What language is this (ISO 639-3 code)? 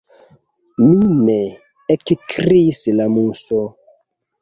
epo